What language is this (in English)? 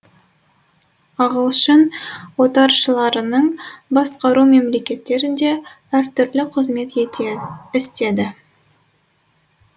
Kazakh